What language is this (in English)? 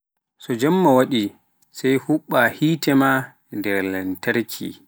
Pular